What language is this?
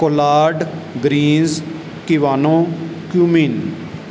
Punjabi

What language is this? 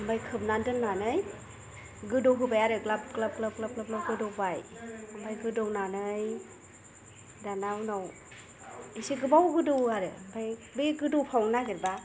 Bodo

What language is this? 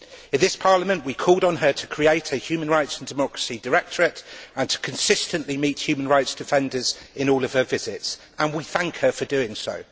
English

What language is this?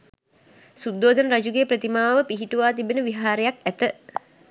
Sinhala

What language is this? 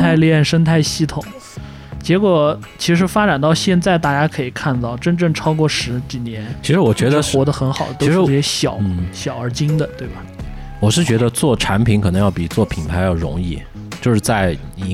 Chinese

